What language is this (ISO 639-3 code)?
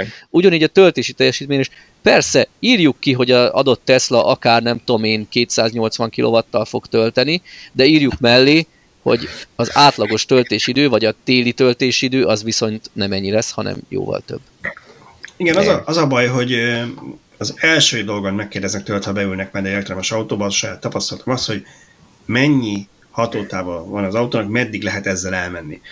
hun